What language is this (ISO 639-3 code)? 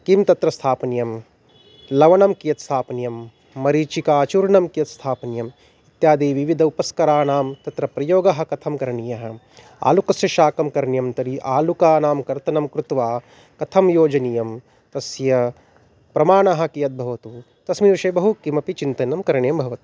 san